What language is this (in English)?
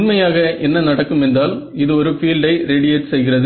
Tamil